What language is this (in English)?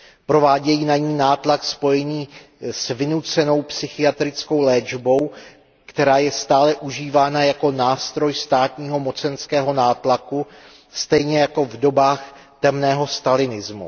Czech